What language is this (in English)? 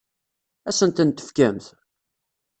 Kabyle